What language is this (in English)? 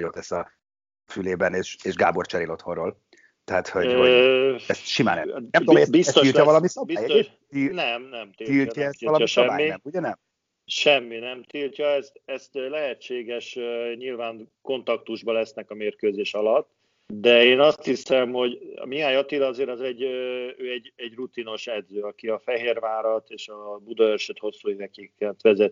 Hungarian